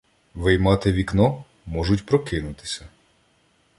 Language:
Ukrainian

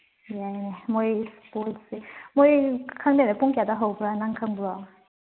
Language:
Manipuri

